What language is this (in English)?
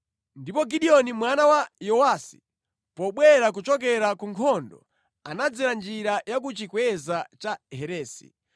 Nyanja